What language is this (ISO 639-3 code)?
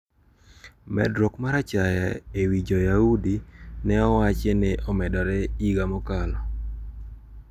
luo